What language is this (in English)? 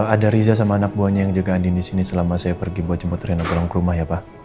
Indonesian